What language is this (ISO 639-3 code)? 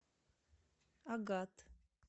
rus